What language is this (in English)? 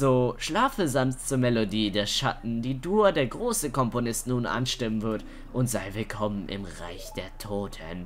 German